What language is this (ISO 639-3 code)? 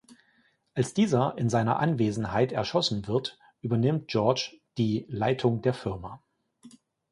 deu